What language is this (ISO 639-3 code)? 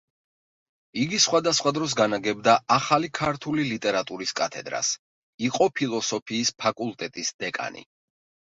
kat